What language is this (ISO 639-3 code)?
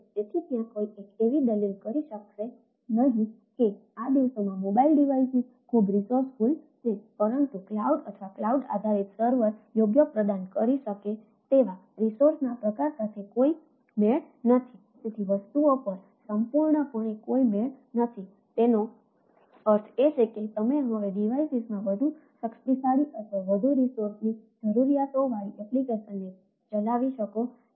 guj